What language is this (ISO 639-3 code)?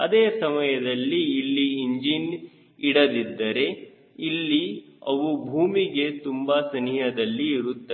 kan